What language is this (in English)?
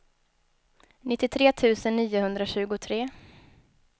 Swedish